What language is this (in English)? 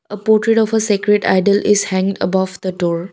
English